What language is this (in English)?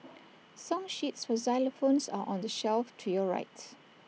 English